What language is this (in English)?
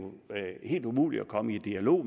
Danish